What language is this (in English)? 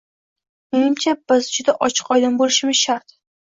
Uzbek